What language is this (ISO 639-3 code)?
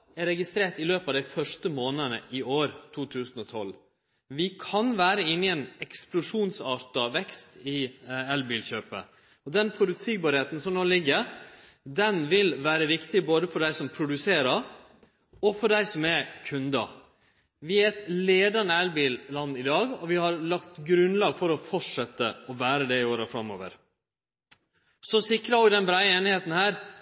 nno